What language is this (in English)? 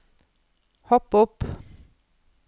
Norwegian